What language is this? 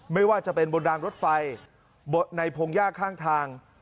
Thai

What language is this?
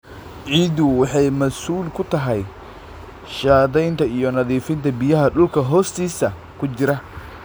Somali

